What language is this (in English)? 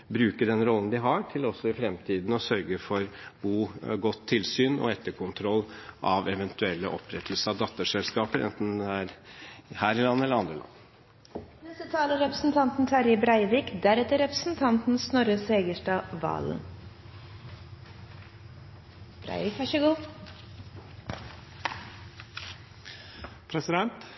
Norwegian